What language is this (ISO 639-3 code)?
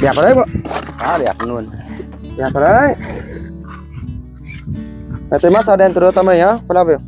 vie